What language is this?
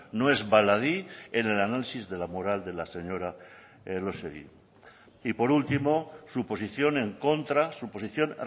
Spanish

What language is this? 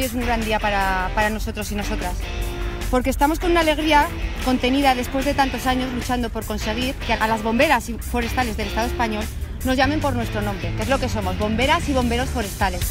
Spanish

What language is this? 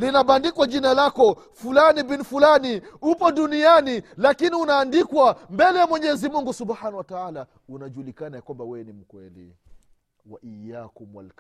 Swahili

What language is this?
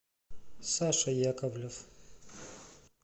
Russian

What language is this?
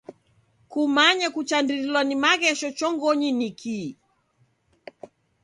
Taita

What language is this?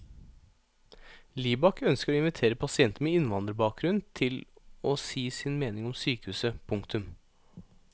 Norwegian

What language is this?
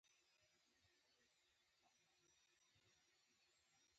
Pashto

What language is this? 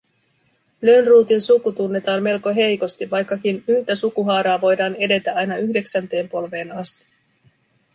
Finnish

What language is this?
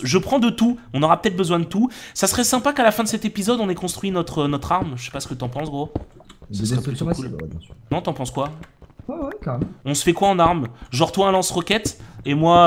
French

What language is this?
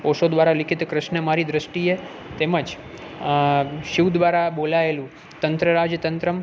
Gujarati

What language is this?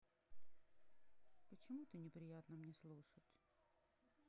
Russian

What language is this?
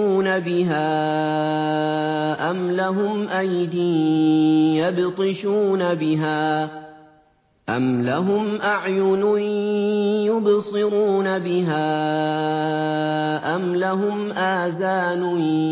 Arabic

